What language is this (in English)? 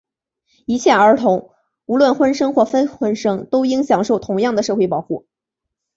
Chinese